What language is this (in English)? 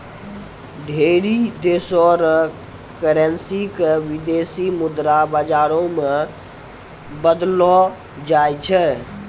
Maithili